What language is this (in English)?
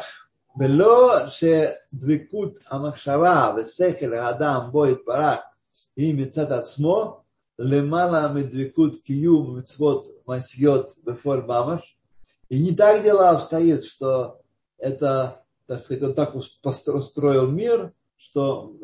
Russian